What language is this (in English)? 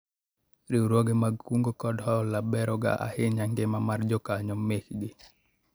Luo (Kenya and Tanzania)